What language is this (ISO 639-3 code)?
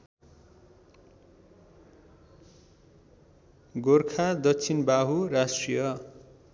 nep